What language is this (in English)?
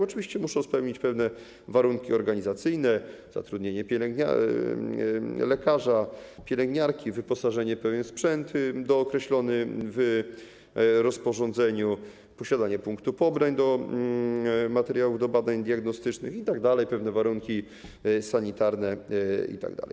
Polish